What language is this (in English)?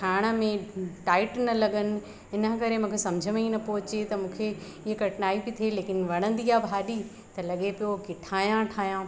Sindhi